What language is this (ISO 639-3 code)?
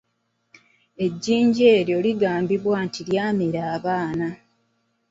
lug